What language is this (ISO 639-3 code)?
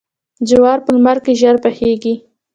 pus